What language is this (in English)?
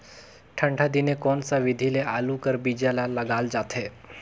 Chhattisgarhi